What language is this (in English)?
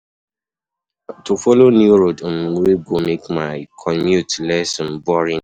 Nigerian Pidgin